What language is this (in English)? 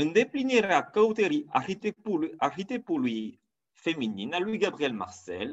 Romanian